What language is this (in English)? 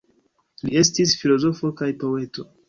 Esperanto